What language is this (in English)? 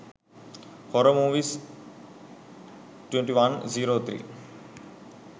Sinhala